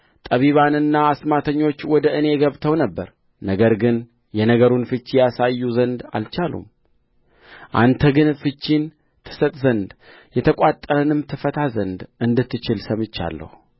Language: Amharic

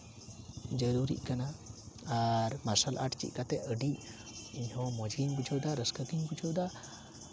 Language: Santali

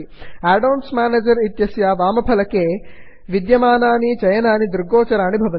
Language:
Sanskrit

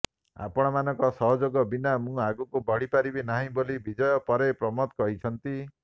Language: Odia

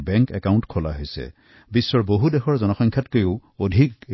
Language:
Assamese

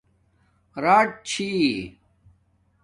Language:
Domaaki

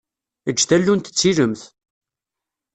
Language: Kabyle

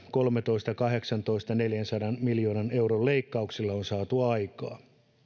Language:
Finnish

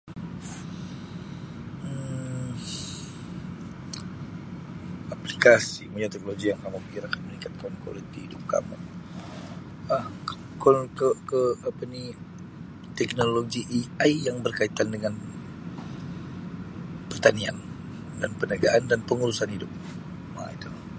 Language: Sabah Malay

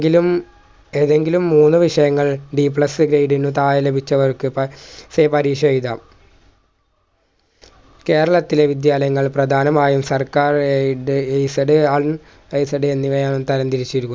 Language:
Malayalam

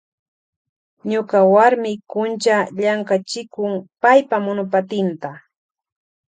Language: Loja Highland Quichua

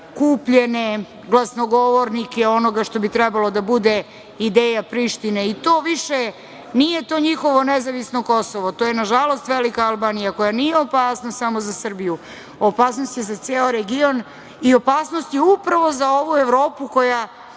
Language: Serbian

